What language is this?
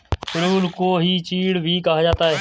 Hindi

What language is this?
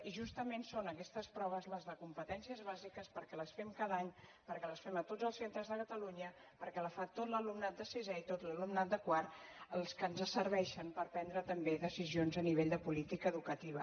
Catalan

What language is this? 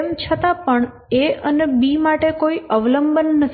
Gujarati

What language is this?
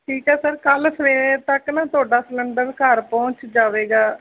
Punjabi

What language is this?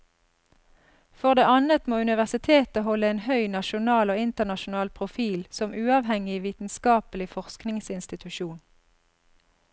Norwegian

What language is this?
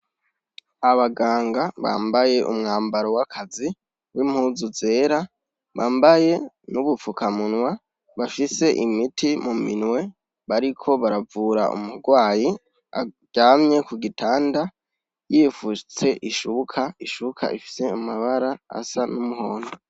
Rundi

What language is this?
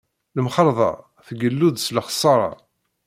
Kabyle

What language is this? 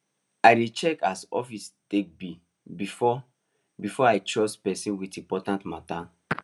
Nigerian Pidgin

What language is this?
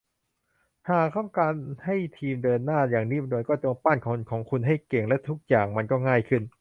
Thai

